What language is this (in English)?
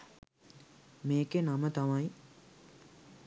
Sinhala